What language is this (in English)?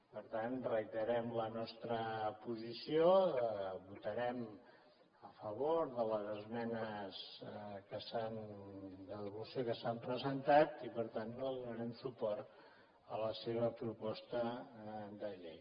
Catalan